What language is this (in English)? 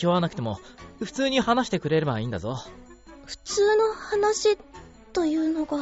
Japanese